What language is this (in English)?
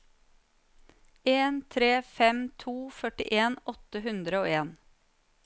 Norwegian